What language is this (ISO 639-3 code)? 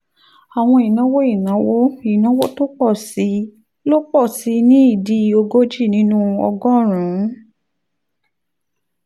yor